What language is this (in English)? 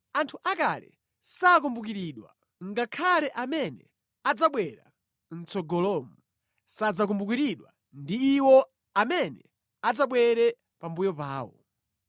Nyanja